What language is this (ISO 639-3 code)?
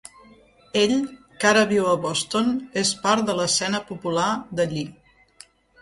cat